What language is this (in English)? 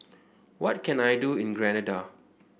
English